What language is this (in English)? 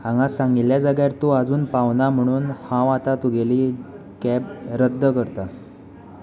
Konkani